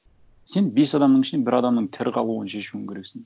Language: Kazakh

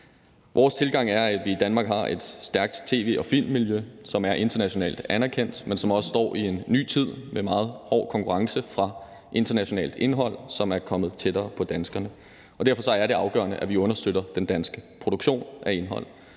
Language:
Danish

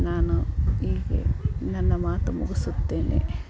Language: Kannada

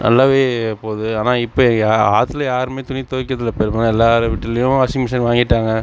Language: Tamil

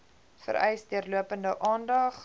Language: Afrikaans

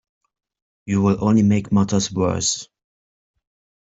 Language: English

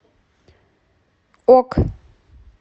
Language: Russian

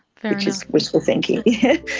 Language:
English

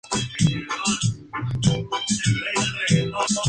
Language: Spanish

